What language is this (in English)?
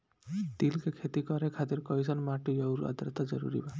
Bhojpuri